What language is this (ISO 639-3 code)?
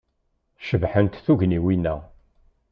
kab